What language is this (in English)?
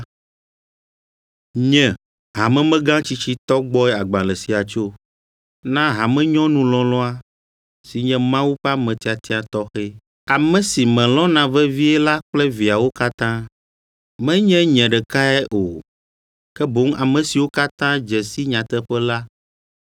Ewe